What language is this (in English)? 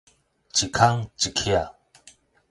Min Nan Chinese